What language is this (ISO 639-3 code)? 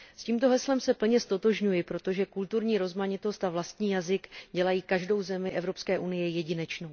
ces